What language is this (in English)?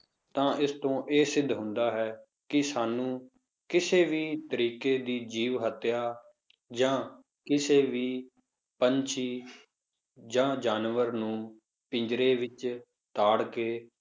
Punjabi